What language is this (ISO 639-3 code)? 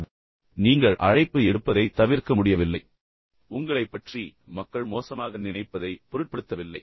tam